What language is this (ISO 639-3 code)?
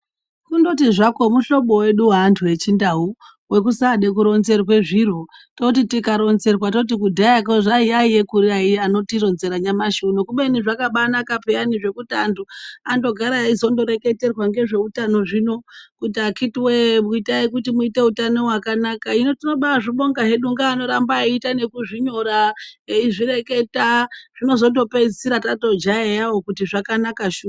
ndc